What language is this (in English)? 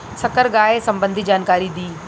Bhojpuri